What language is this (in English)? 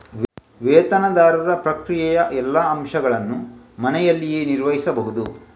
Kannada